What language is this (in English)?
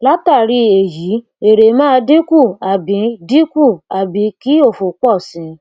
Yoruba